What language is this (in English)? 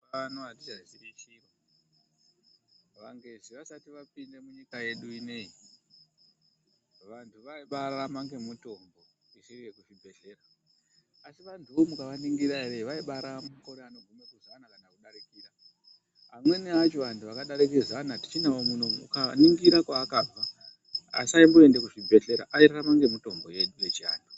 Ndau